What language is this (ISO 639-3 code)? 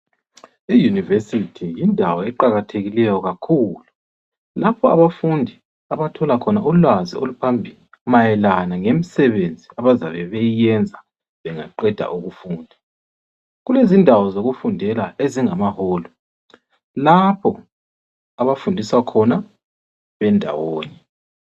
nde